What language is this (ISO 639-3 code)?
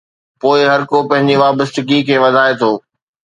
snd